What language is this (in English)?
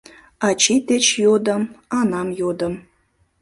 Mari